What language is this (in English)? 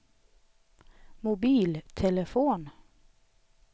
Swedish